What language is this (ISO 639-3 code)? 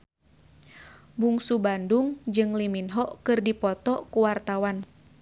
sun